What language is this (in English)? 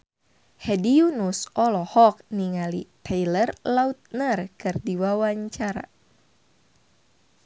Sundanese